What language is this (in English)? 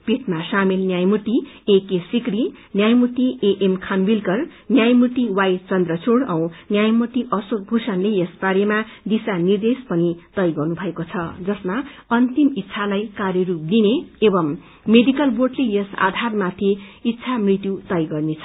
Nepali